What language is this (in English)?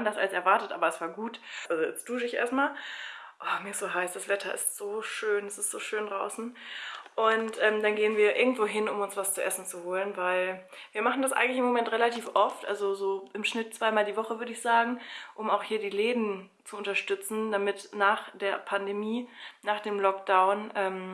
German